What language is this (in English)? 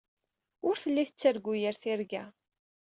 Kabyle